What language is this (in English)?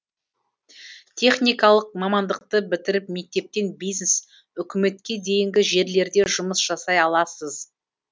Kazakh